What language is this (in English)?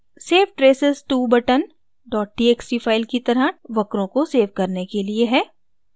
Hindi